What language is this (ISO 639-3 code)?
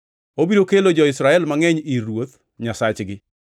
luo